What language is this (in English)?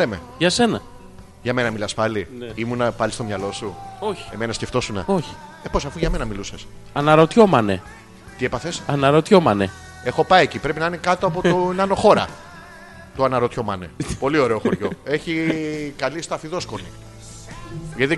Greek